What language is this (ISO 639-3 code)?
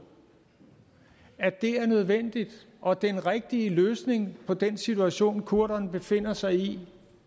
dan